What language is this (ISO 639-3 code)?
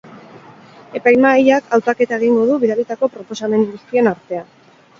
eus